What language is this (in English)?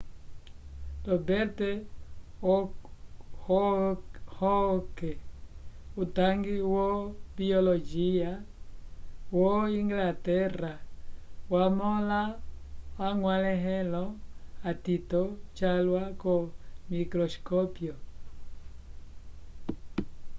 Umbundu